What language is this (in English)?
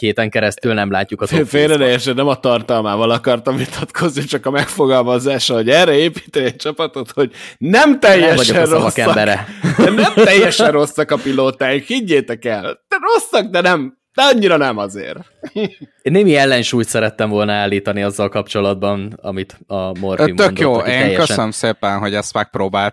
Hungarian